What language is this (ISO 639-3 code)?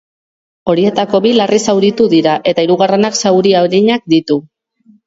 eus